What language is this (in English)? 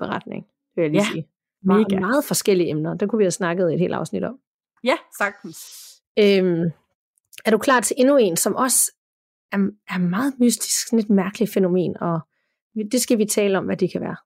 Danish